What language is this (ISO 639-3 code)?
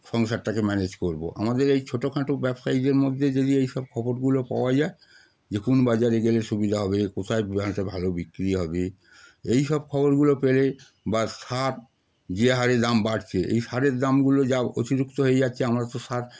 ben